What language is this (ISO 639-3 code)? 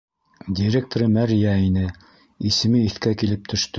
bak